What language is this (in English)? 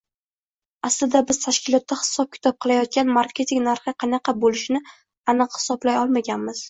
Uzbek